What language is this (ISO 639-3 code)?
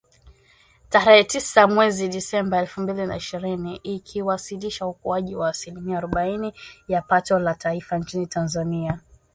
swa